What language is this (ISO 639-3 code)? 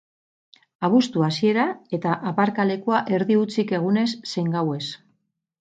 eus